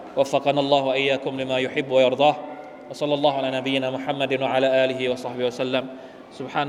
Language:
Thai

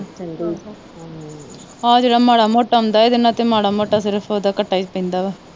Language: Punjabi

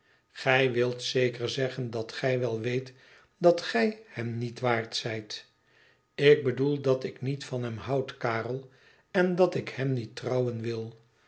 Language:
Dutch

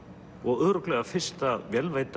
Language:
Icelandic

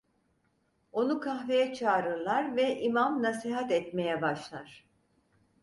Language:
Turkish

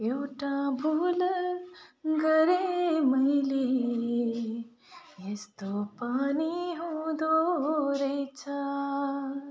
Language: Nepali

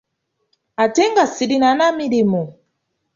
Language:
Ganda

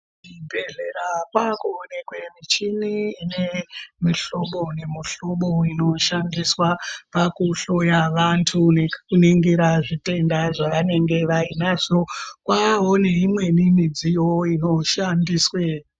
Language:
Ndau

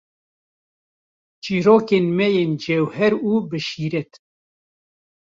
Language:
Kurdish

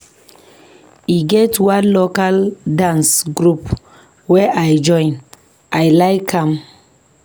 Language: Nigerian Pidgin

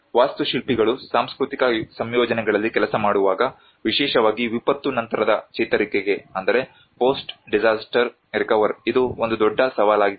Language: Kannada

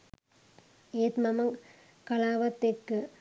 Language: Sinhala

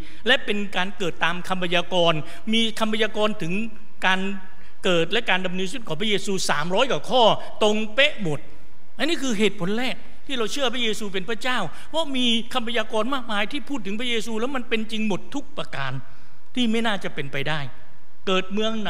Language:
Thai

